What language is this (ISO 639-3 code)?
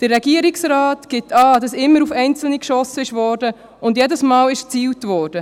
gsw